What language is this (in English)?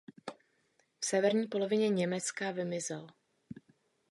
Czech